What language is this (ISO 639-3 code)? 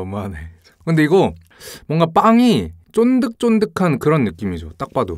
kor